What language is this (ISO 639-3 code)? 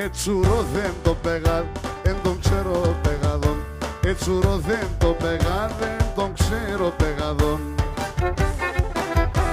ell